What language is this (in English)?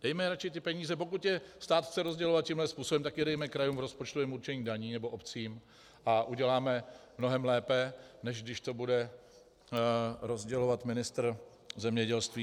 Czech